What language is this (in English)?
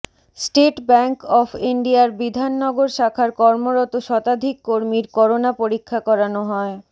Bangla